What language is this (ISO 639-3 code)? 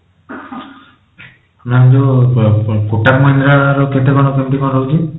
ori